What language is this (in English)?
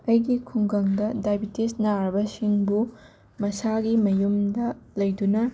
Manipuri